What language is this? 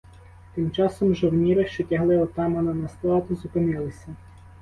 Ukrainian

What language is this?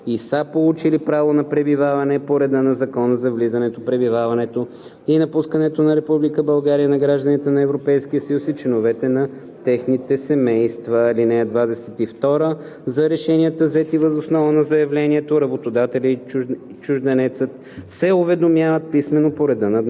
Bulgarian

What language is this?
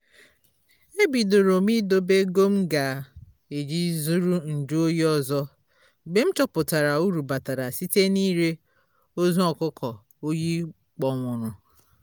Igbo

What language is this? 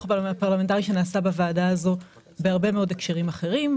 Hebrew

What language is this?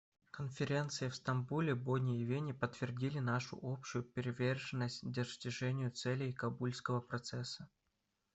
Russian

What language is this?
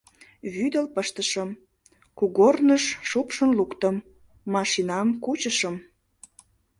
Mari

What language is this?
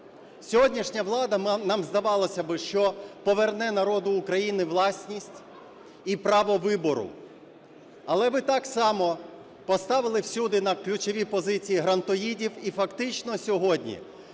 Ukrainian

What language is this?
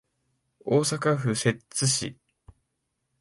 Japanese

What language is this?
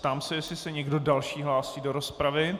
Czech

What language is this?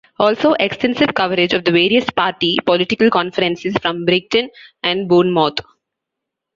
English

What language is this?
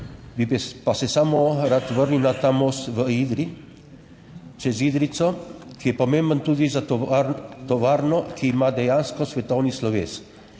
Slovenian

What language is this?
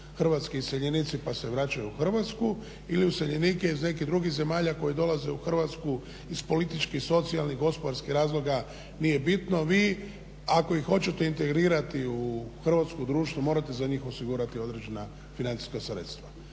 Croatian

